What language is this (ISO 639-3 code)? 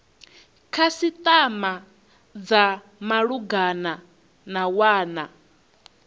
ven